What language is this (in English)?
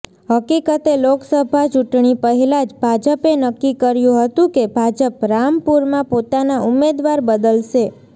Gujarati